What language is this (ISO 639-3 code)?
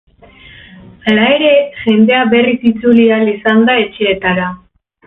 eus